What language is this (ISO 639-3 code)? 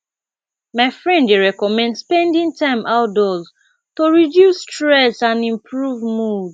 pcm